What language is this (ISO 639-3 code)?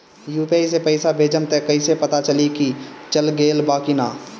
bho